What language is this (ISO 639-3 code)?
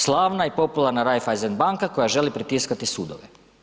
hrv